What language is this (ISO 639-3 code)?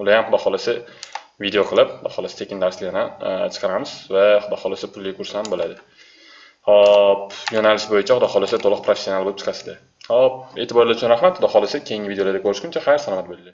tur